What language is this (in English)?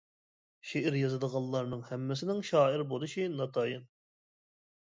Uyghur